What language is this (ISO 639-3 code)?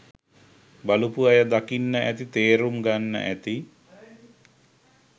sin